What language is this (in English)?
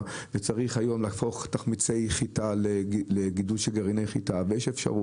Hebrew